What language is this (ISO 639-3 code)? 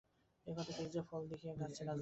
ben